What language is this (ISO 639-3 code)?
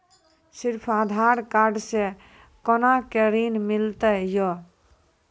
mai